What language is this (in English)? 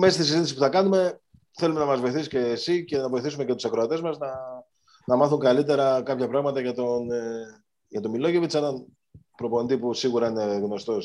Greek